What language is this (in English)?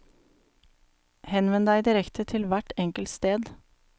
Norwegian